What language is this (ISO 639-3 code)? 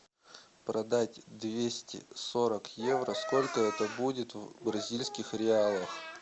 rus